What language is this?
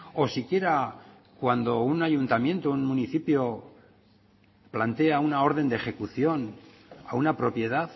Spanish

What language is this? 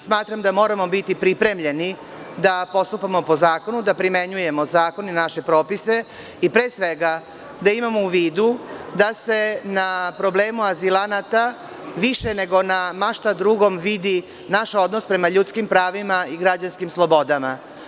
Serbian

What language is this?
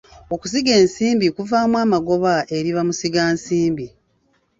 Ganda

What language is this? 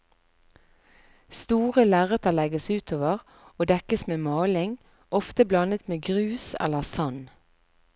Norwegian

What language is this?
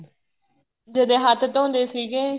Punjabi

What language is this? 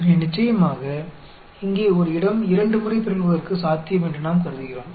Tamil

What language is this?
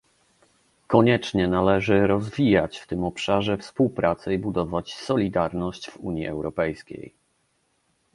Polish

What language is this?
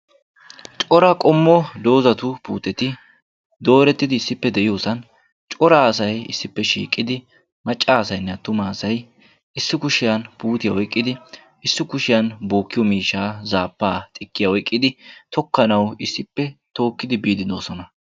Wolaytta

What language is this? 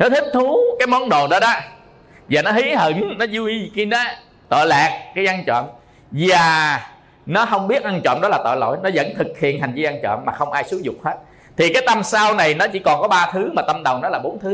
Vietnamese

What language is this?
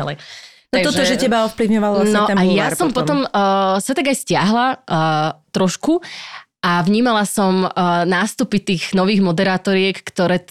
Slovak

